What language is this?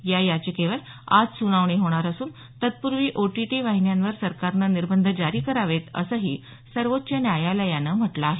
Marathi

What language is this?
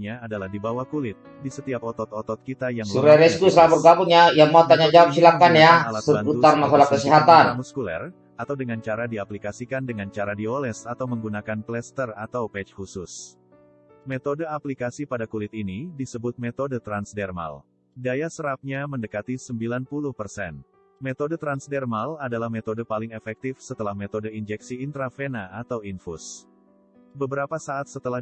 Indonesian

